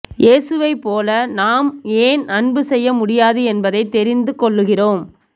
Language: Tamil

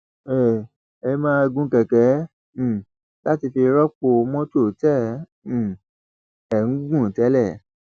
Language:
Yoruba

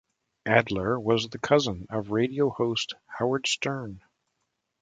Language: English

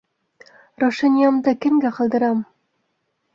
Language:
Bashkir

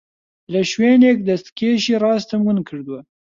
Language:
Central Kurdish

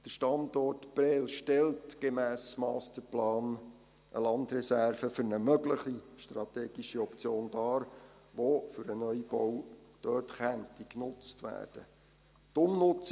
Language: Swiss German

